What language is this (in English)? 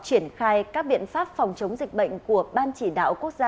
Vietnamese